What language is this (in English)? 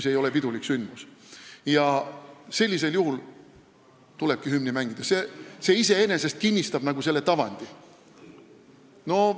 Estonian